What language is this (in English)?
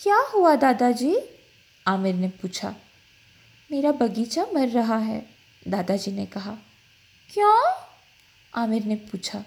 Hindi